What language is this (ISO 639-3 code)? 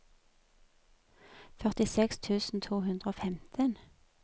nor